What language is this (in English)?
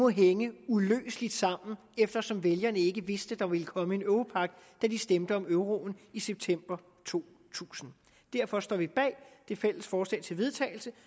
Danish